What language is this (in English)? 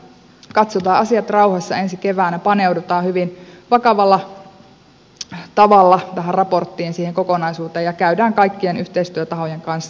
Finnish